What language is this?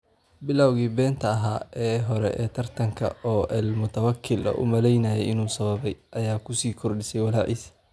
Somali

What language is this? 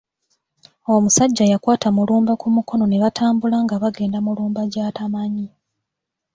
Ganda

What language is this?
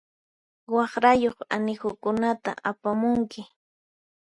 Puno Quechua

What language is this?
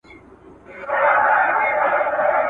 Pashto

